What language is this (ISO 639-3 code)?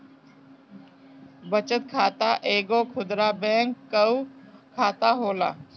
bho